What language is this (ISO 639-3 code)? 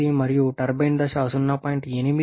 tel